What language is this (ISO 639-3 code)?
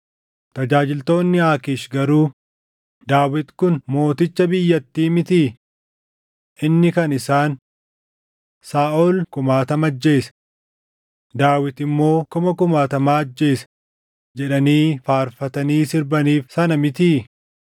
orm